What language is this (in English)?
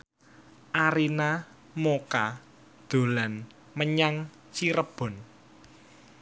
Javanese